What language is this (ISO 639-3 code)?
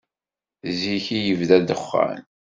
kab